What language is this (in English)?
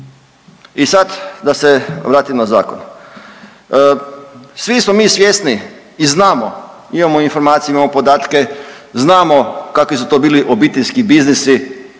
Croatian